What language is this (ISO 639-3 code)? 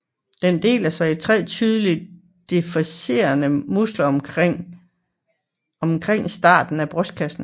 dan